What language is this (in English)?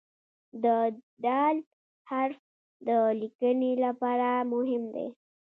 Pashto